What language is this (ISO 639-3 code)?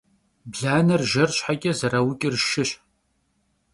kbd